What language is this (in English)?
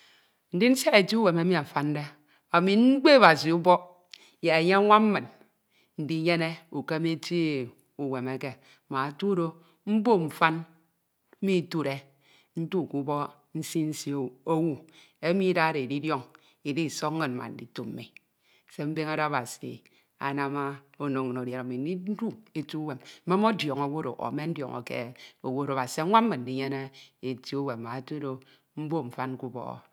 Ito